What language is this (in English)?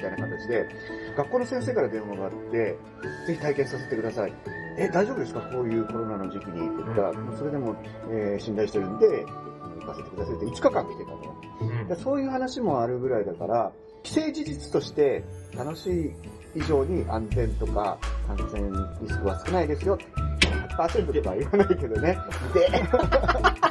Japanese